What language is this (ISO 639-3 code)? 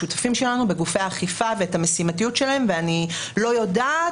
heb